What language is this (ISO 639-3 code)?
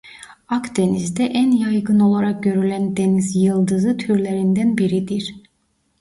tur